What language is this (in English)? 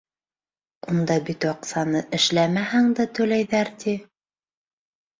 Bashkir